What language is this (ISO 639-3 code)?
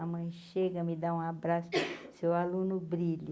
por